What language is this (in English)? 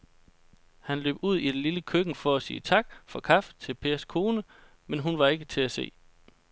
Danish